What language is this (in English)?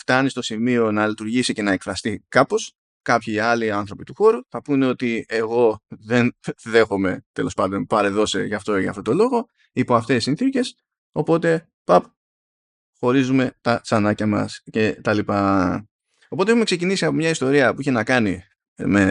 Greek